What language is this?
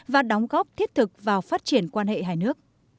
Vietnamese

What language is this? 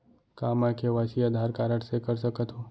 Chhattisgarhi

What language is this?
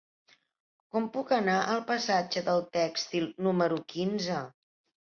Catalan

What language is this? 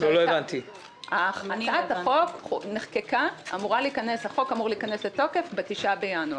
Hebrew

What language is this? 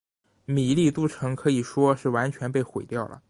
Chinese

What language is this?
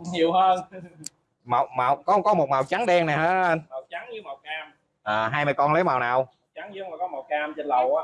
Vietnamese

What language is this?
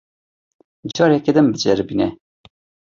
Kurdish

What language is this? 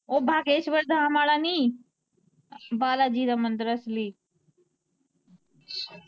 Punjabi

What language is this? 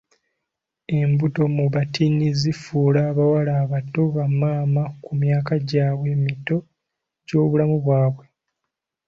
Ganda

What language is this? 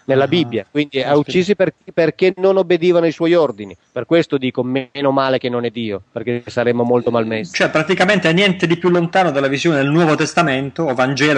Italian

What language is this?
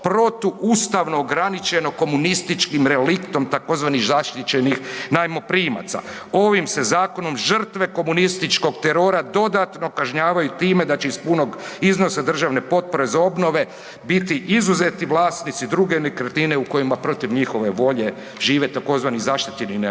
Croatian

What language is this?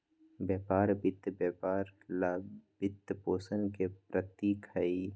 Magahi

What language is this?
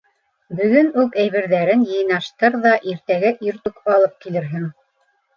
Bashkir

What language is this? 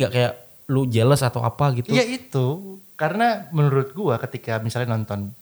Indonesian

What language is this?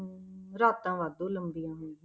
Punjabi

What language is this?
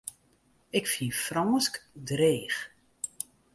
Western Frisian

